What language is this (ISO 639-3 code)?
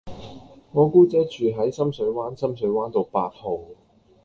yue